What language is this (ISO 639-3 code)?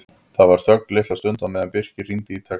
isl